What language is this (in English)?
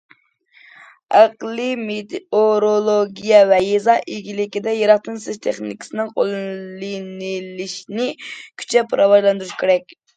Uyghur